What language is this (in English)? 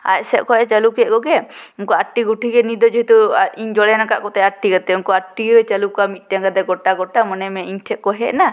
Santali